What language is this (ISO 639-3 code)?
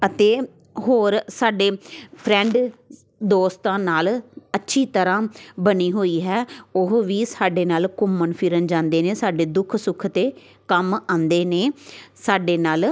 pan